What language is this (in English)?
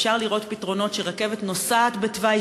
Hebrew